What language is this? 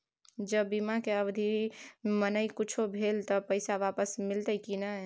Maithili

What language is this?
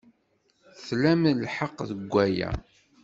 Kabyle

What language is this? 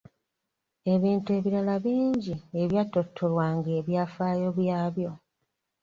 Ganda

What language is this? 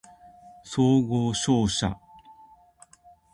Japanese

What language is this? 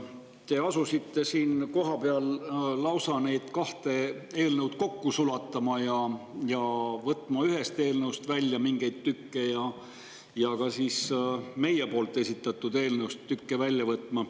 Estonian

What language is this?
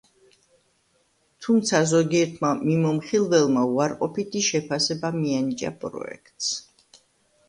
Georgian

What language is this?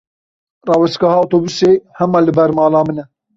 Kurdish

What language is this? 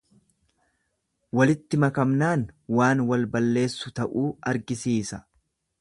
Oromo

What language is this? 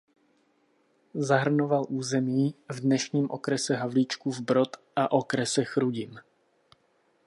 Czech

